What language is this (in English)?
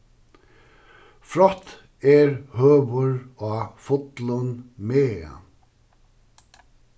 Faroese